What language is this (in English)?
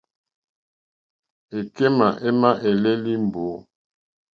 Mokpwe